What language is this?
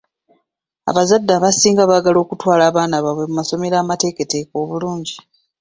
Ganda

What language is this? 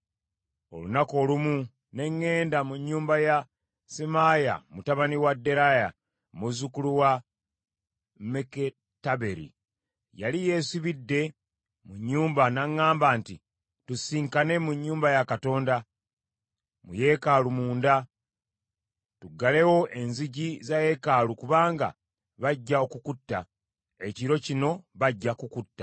Ganda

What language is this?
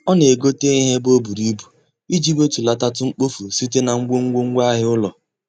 Igbo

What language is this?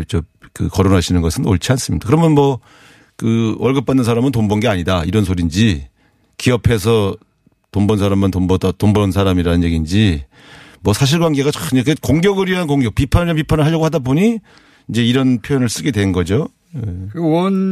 Korean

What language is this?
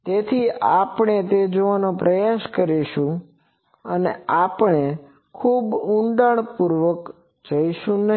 Gujarati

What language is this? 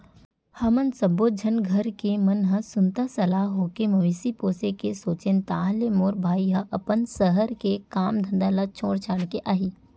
Chhattisgarhi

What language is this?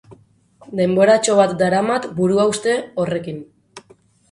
Basque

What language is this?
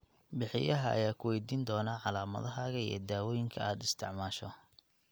Somali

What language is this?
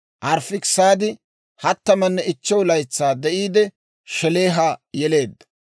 Dawro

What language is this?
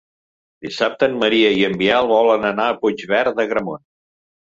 Catalan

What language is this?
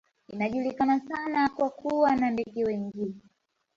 Swahili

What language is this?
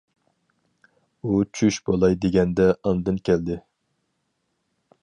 Uyghur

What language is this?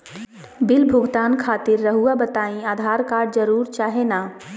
Magahi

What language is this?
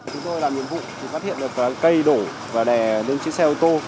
Vietnamese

